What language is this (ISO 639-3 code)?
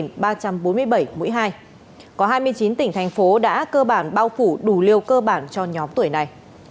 vie